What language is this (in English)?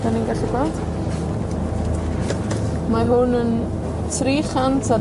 Welsh